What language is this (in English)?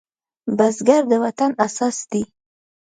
Pashto